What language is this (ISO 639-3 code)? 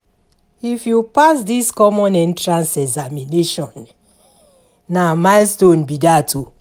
pcm